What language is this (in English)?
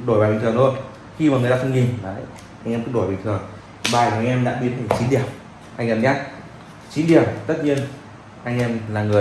Vietnamese